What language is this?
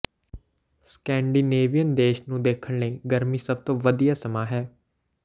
Punjabi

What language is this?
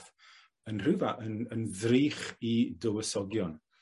Welsh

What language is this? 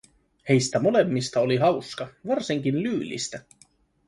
Finnish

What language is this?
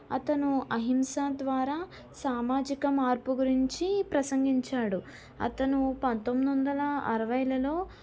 Telugu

